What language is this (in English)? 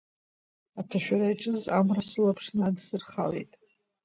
Abkhazian